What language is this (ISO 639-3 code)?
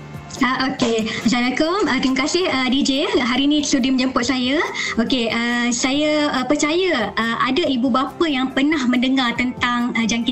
msa